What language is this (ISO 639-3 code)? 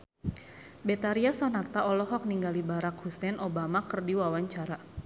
sun